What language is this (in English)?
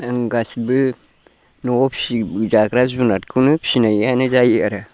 Bodo